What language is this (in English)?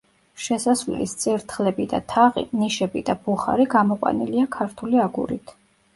Georgian